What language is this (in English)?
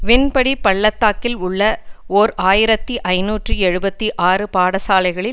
Tamil